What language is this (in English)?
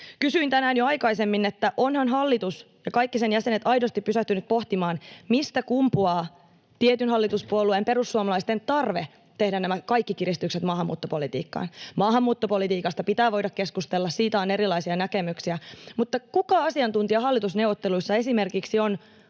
Finnish